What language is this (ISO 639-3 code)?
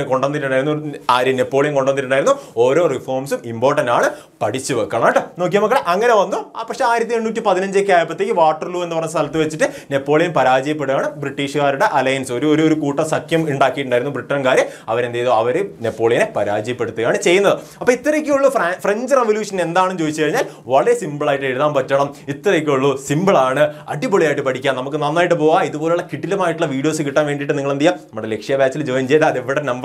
mal